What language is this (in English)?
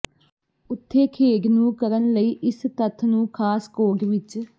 Punjabi